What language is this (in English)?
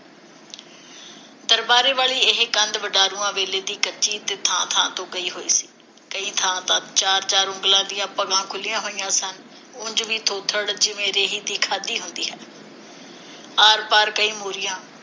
Punjabi